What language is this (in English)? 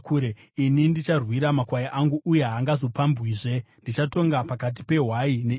Shona